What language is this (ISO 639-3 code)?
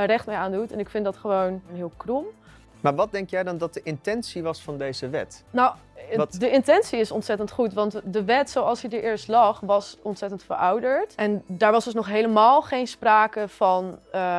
nld